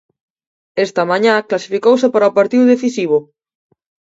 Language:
Galician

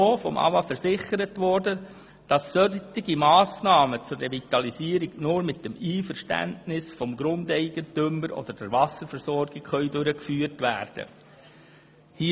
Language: Swiss German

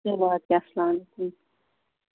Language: Kashmiri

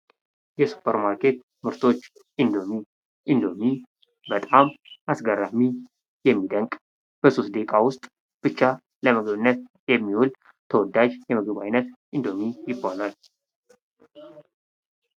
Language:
Amharic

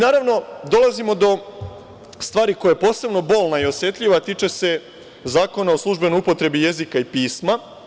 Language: Serbian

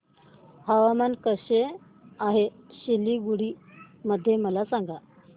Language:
Marathi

